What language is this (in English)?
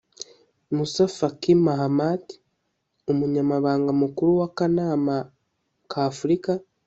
Kinyarwanda